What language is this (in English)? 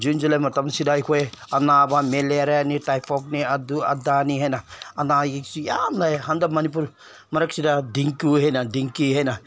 Manipuri